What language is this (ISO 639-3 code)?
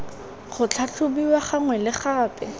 tsn